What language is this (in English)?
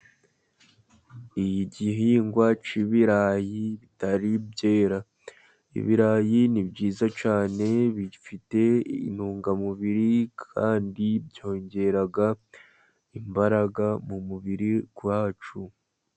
Kinyarwanda